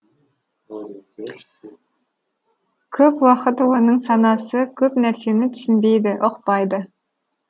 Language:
Kazakh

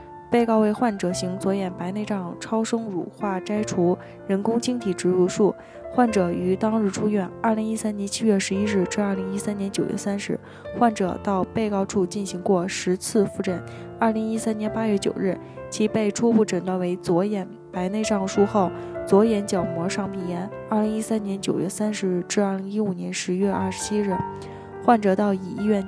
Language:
Chinese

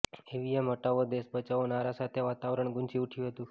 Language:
Gujarati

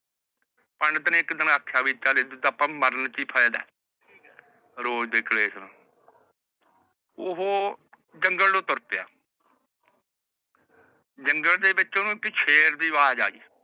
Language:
Punjabi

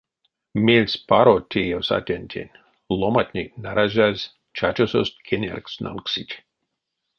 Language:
Erzya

